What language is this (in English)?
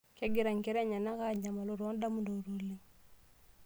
Masai